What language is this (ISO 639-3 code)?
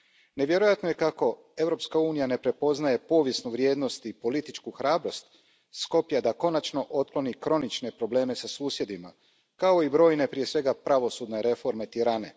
hrv